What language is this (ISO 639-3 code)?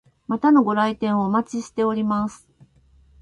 jpn